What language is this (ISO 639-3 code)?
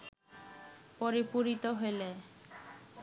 ben